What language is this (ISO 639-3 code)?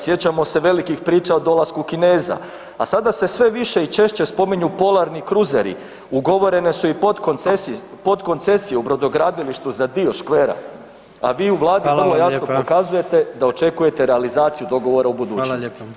hrv